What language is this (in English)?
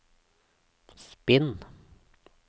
Norwegian